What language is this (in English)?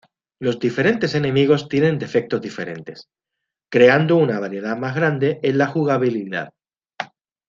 Spanish